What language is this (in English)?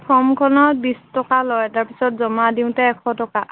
Assamese